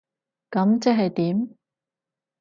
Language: Cantonese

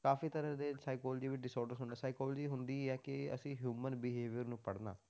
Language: Punjabi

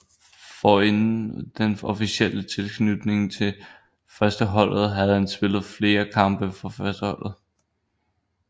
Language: Danish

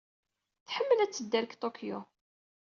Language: Kabyle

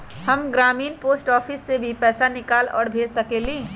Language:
Magahi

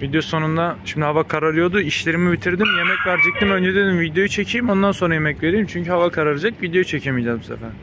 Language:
Turkish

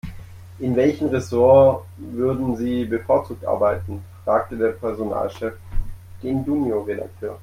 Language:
German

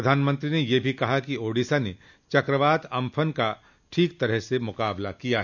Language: Hindi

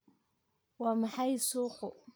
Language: Somali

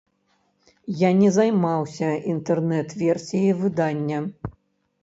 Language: Belarusian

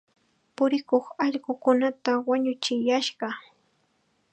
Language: Chiquián Ancash Quechua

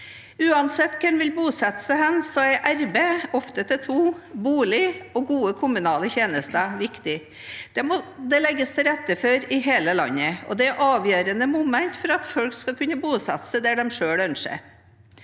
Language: Norwegian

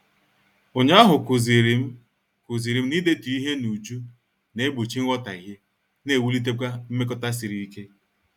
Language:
Igbo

